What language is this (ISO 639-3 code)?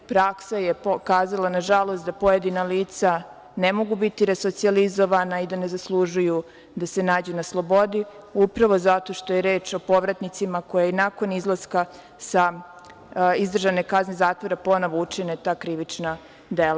srp